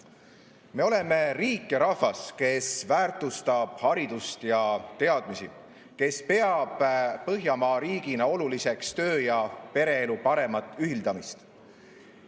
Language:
Estonian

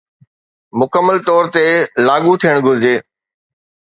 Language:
Sindhi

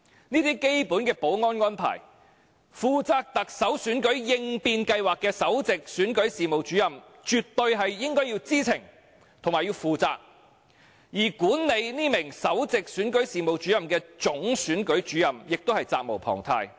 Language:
Cantonese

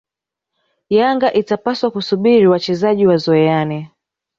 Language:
Swahili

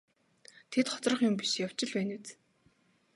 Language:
Mongolian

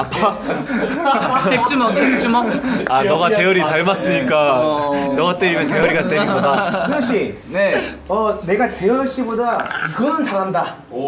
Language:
Korean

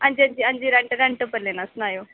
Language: Dogri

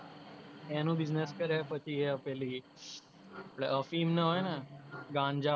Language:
Gujarati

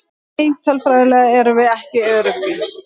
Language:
Icelandic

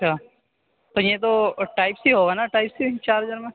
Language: Urdu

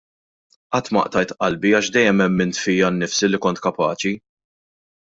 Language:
Maltese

